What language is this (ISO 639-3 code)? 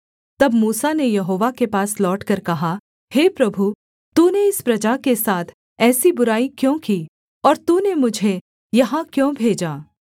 hin